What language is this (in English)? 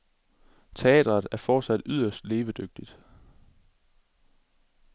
Danish